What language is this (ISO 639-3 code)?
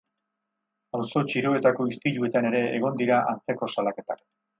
eus